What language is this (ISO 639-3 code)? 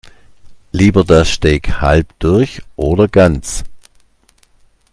deu